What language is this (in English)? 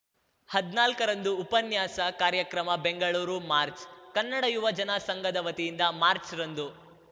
Kannada